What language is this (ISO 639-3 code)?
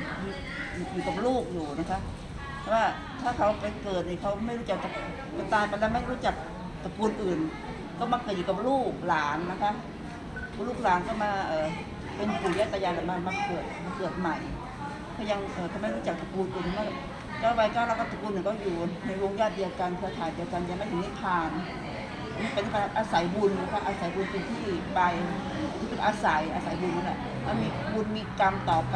tha